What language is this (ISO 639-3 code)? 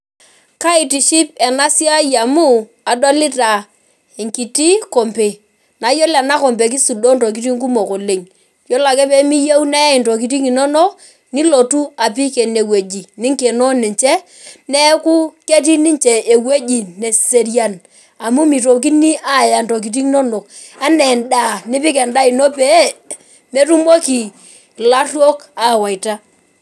mas